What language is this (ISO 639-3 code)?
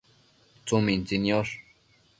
mcf